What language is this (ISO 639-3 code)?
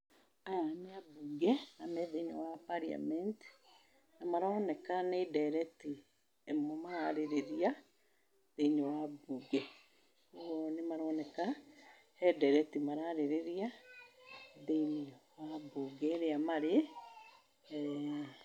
kik